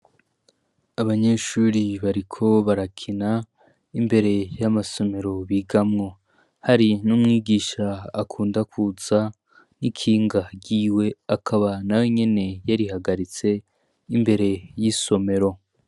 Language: Rundi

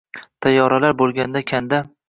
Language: Uzbek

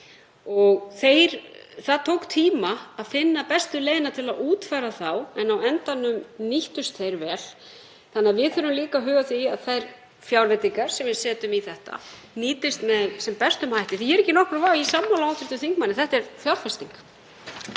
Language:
Icelandic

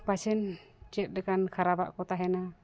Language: Santali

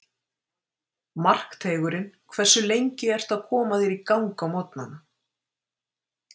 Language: Icelandic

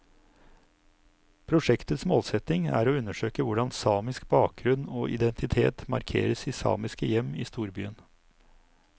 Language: Norwegian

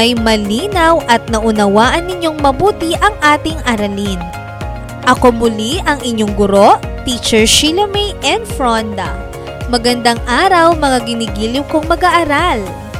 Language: Filipino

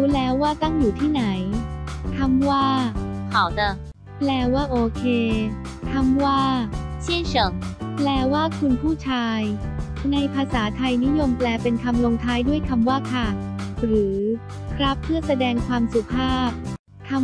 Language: Thai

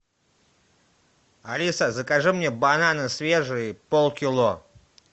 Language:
Russian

